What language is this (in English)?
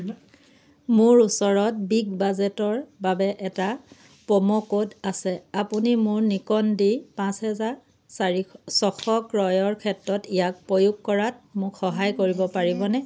Assamese